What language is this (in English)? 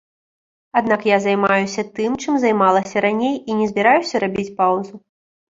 Belarusian